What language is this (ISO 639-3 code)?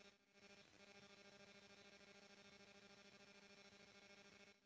bho